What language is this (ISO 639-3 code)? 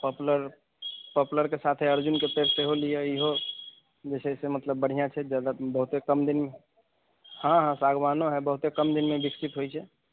mai